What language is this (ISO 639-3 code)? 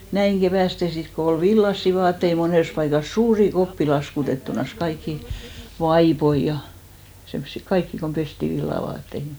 fin